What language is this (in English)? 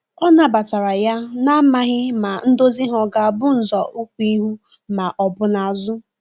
Igbo